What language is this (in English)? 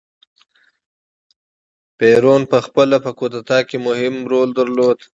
Pashto